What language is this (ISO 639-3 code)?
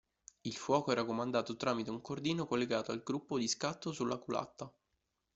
ita